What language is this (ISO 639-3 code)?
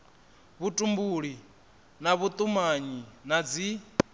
ven